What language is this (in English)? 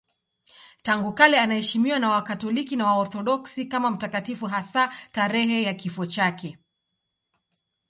Swahili